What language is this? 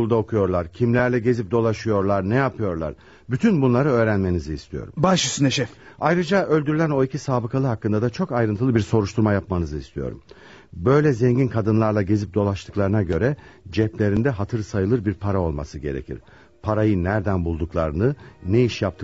Turkish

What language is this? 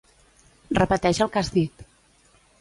Catalan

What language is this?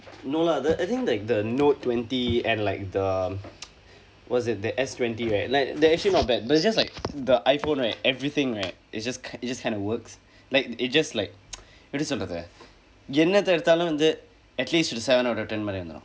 English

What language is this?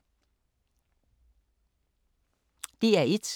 Danish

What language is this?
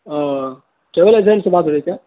Urdu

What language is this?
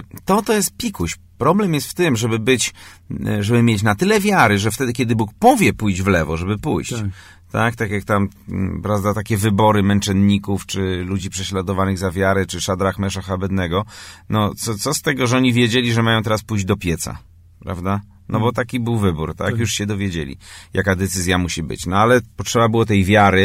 Polish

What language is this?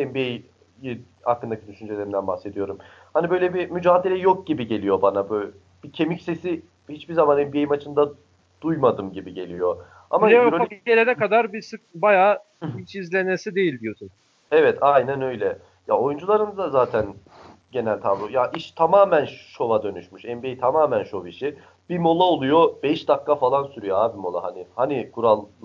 Turkish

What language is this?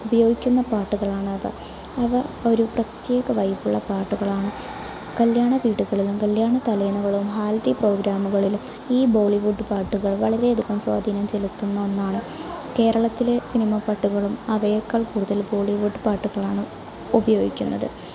Malayalam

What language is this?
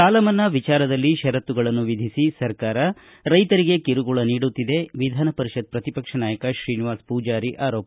Kannada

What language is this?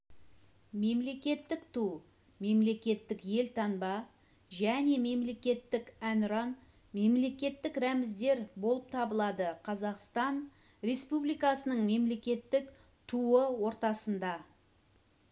Kazakh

